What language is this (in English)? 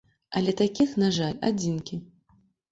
Belarusian